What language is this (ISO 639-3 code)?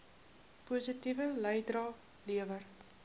afr